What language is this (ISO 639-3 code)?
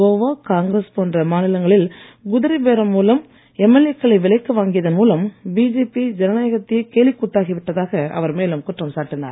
tam